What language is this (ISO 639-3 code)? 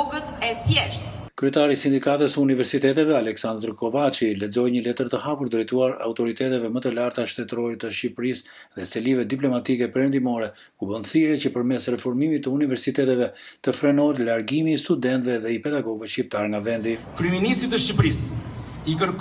ron